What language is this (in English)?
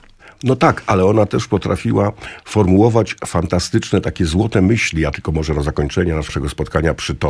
Polish